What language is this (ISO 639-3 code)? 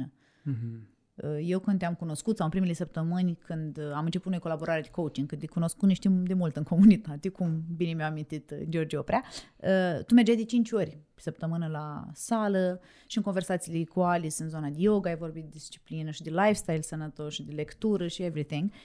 ron